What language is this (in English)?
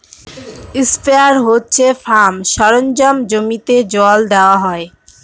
Bangla